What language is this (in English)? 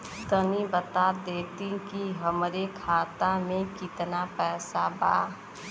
Bhojpuri